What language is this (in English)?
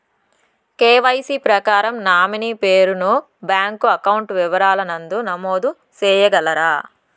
Telugu